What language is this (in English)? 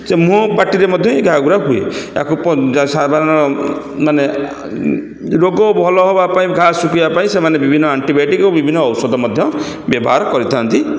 Odia